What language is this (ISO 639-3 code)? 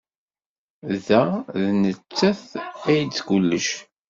kab